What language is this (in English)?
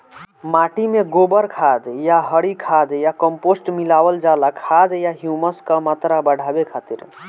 Bhojpuri